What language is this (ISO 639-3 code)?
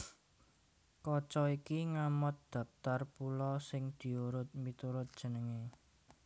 jav